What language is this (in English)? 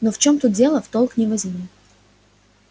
Russian